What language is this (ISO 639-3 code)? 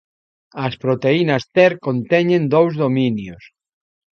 glg